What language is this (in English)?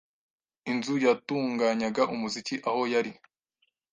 Kinyarwanda